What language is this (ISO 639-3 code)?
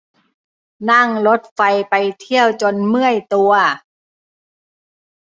tha